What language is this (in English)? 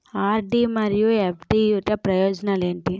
Telugu